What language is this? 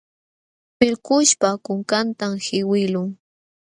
Jauja Wanca Quechua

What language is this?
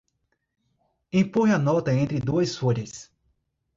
Portuguese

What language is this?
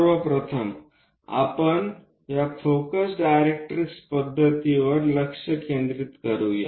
Marathi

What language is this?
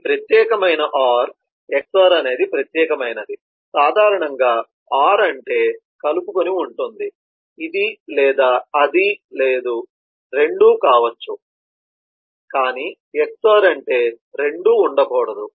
Telugu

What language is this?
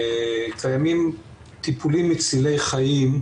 Hebrew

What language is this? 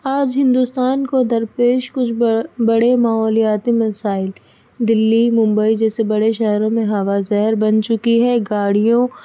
Urdu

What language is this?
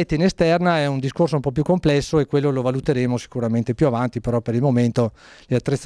Italian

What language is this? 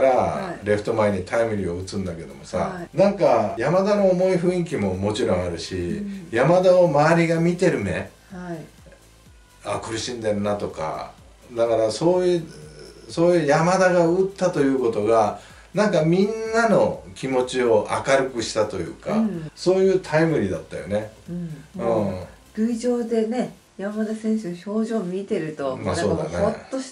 Japanese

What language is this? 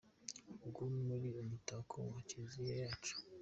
Kinyarwanda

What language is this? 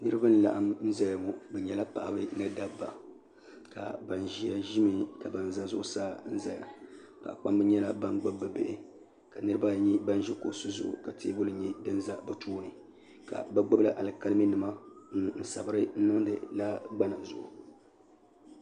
Dagbani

